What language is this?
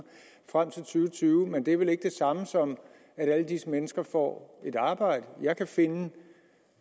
Danish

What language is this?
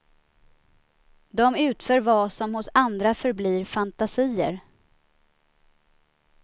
Swedish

